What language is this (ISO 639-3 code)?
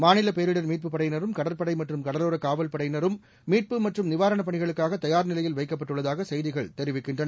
tam